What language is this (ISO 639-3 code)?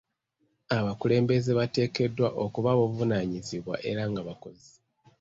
lug